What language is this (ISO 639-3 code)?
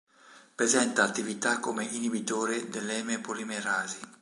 ita